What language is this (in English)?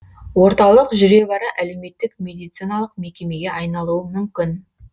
Kazakh